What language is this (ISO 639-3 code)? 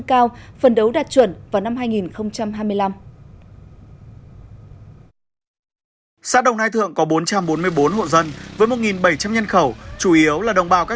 vie